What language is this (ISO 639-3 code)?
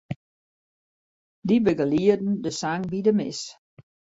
fry